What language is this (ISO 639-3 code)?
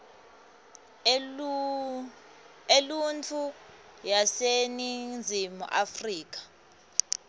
ssw